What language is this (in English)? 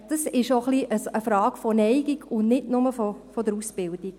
Swiss German